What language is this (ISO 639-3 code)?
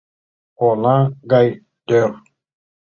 chm